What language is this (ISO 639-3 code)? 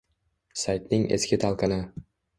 uzb